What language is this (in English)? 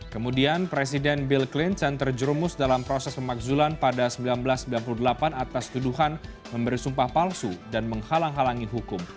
Indonesian